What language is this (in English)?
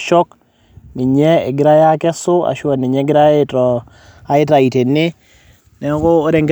Masai